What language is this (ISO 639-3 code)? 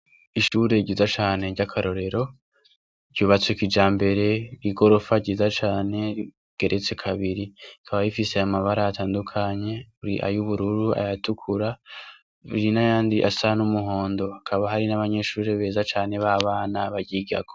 run